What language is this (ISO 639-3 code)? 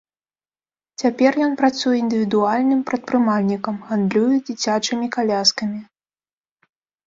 bel